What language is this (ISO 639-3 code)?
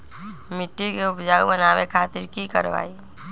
mag